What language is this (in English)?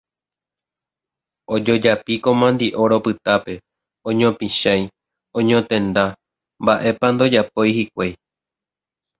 Guarani